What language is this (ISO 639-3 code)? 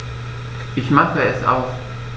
deu